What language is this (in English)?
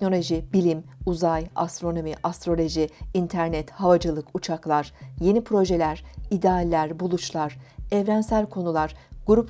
Turkish